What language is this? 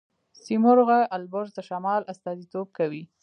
Pashto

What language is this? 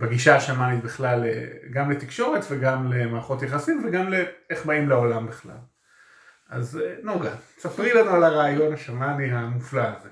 Hebrew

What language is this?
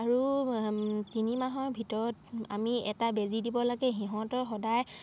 Assamese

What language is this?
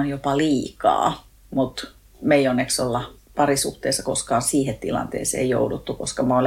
Finnish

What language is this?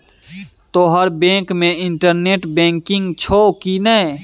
Maithili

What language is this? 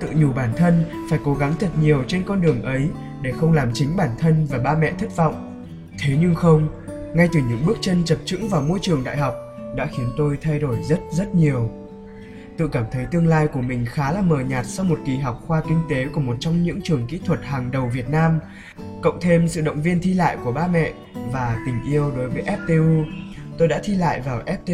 Vietnamese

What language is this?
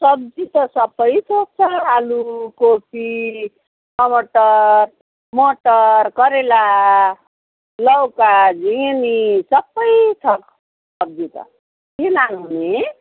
Nepali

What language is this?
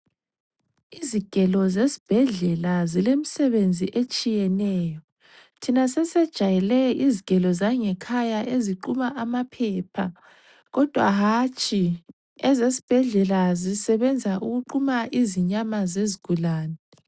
North Ndebele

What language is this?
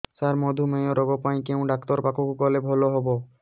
Odia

